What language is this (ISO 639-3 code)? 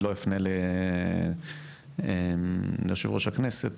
heb